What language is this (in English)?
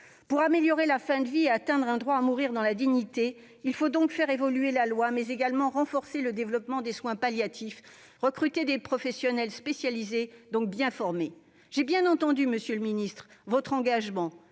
French